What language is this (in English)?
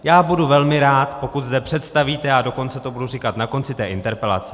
Czech